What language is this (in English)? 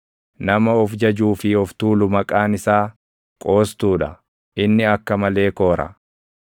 Oromo